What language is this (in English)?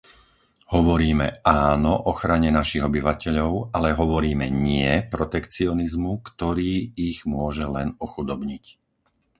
Slovak